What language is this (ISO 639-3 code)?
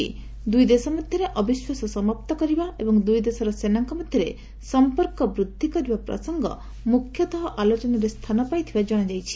ori